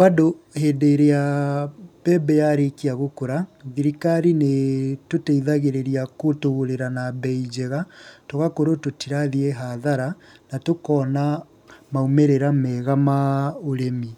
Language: Kikuyu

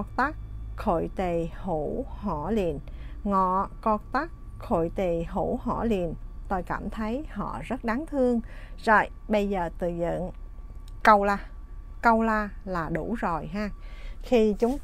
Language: Vietnamese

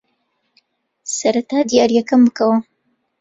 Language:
Central Kurdish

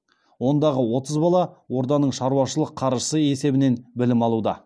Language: Kazakh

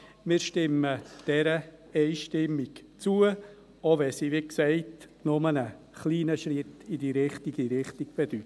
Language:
Swiss German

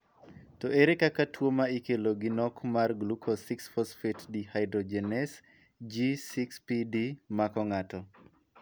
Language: Luo (Kenya and Tanzania)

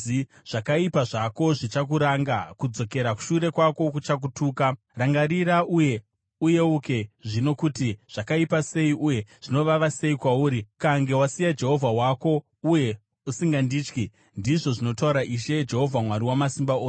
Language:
Shona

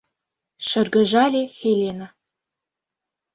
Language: Mari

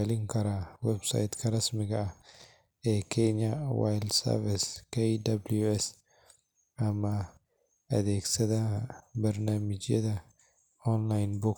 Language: Somali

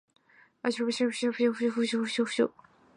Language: Chinese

